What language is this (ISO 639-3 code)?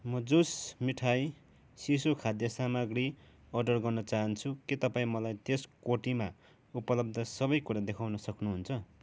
nep